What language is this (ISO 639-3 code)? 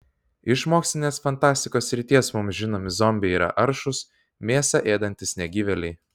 lit